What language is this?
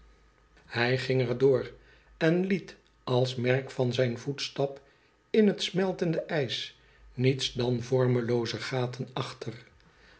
Dutch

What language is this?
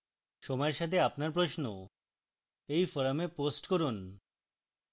Bangla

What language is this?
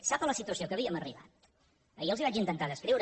Catalan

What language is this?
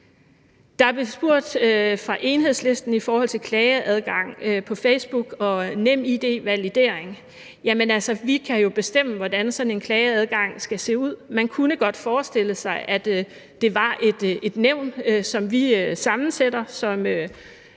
Danish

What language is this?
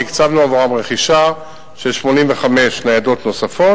Hebrew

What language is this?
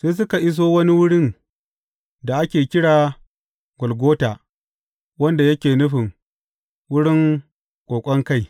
Hausa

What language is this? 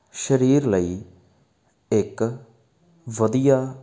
Punjabi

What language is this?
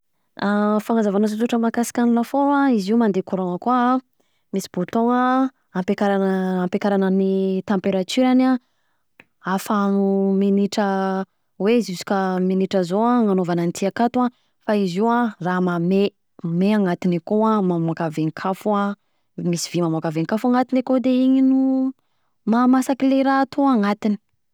Southern Betsimisaraka Malagasy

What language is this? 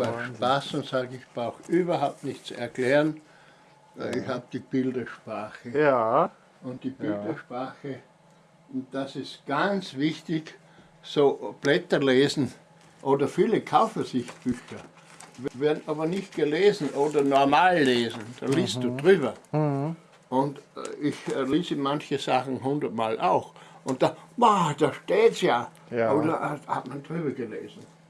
German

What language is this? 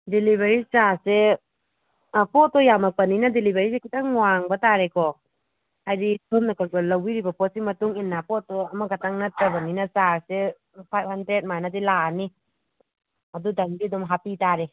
Manipuri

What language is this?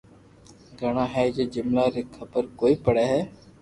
Loarki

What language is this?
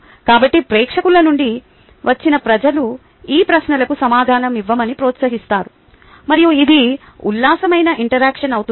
Telugu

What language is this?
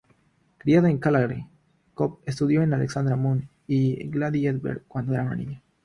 Spanish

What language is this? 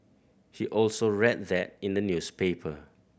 English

